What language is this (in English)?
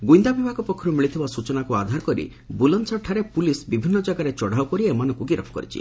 Odia